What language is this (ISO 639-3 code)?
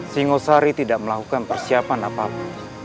ind